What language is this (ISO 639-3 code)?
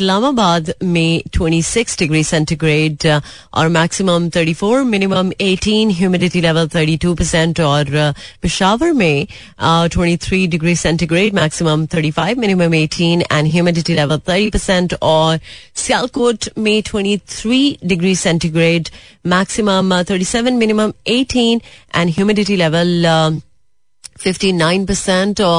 hin